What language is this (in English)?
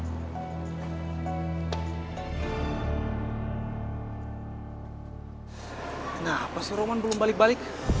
Indonesian